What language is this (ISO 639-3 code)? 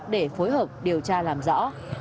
vie